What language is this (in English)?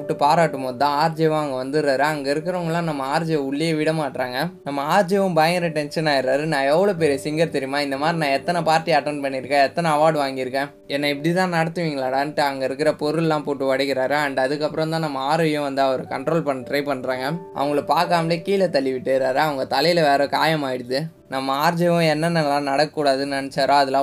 Tamil